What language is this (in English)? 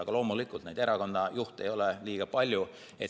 Estonian